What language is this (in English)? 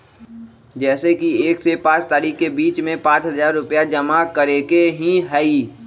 Magahi